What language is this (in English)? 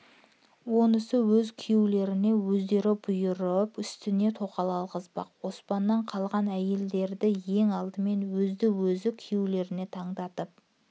Kazakh